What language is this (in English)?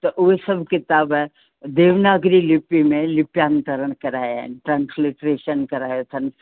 Sindhi